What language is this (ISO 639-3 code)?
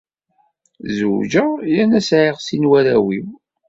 kab